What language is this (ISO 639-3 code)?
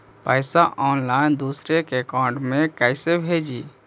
mag